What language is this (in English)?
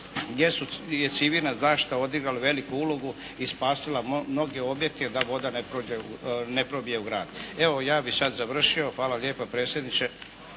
Croatian